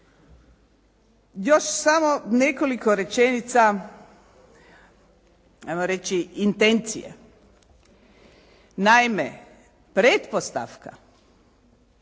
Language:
Croatian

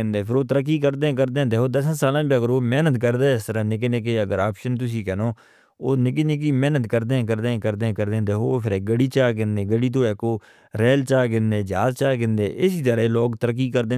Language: Northern Hindko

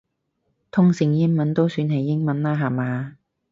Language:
Cantonese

